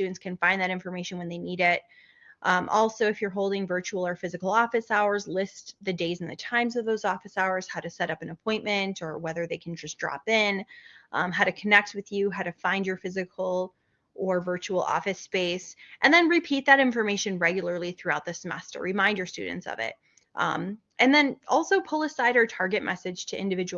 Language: English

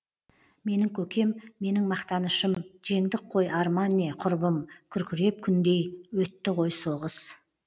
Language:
Kazakh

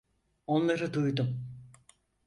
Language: Turkish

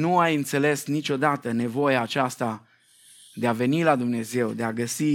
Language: Romanian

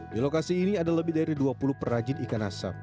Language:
Indonesian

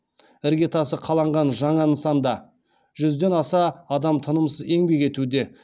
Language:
Kazakh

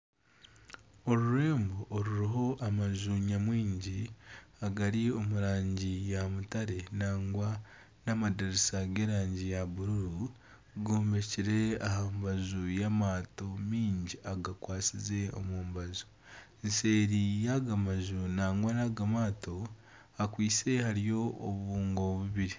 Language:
Nyankole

